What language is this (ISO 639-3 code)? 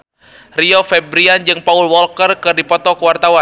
sun